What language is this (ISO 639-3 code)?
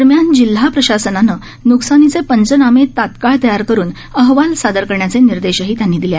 mar